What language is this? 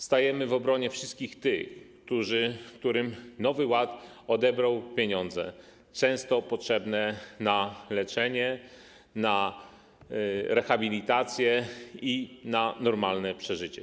Polish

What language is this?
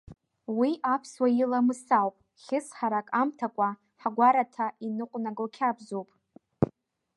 Abkhazian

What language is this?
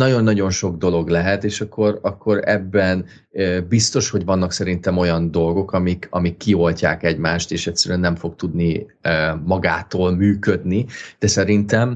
Hungarian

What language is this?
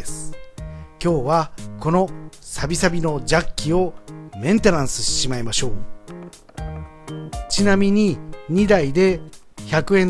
Japanese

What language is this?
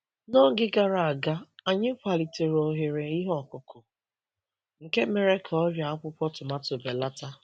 Igbo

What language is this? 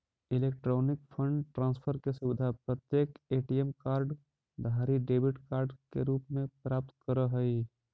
Magahi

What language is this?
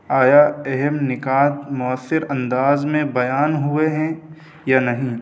Urdu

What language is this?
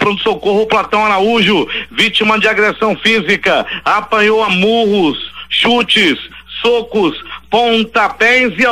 Portuguese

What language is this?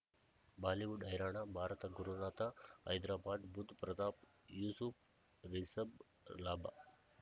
Kannada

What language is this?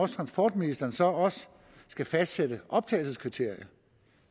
Danish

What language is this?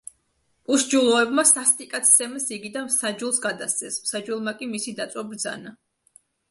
Georgian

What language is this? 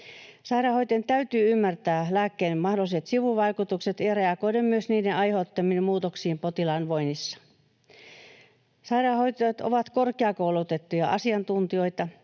Finnish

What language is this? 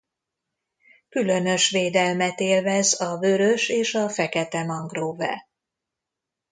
Hungarian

